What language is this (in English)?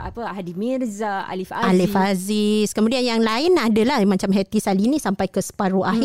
Malay